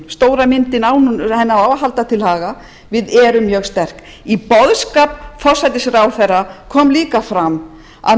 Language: Icelandic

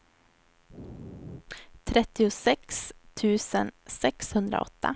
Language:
Swedish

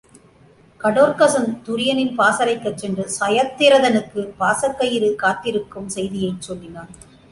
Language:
Tamil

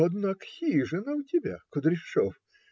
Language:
Russian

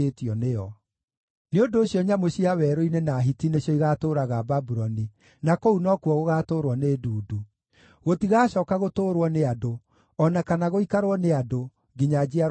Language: Kikuyu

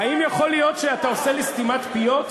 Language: Hebrew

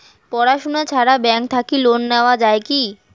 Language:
Bangla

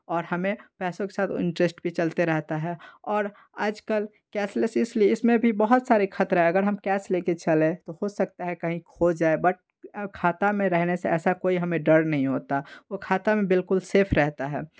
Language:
Hindi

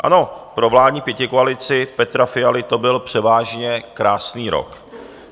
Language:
Czech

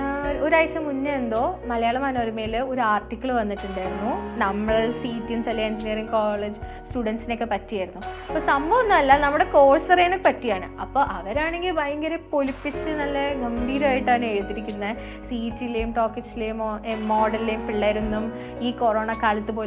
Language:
Malayalam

